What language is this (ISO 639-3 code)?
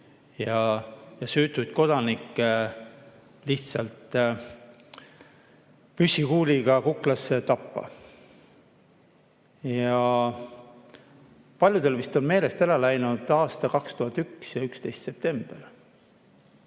est